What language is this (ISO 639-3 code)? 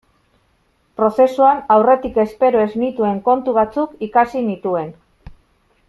eus